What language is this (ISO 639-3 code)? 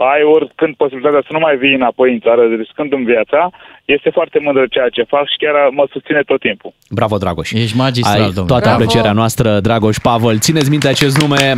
ron